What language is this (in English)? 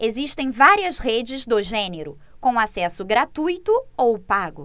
Portuguese